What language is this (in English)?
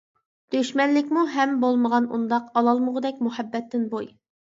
Uyghur